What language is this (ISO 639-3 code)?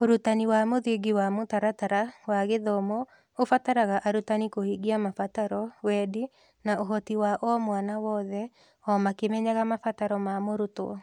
kik